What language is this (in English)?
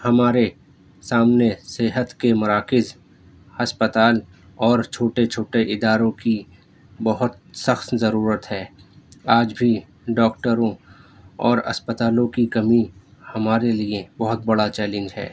Urdu